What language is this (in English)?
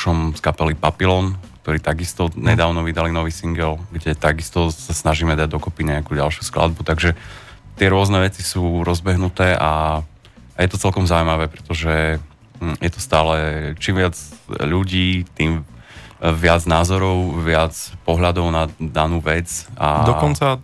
Slovak